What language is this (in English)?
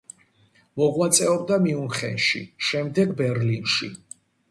Georgian